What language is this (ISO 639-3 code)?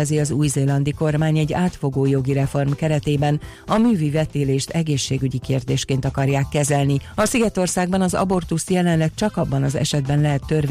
hun